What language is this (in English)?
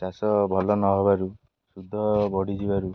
Odia